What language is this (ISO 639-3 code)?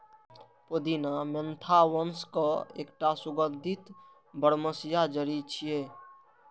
mai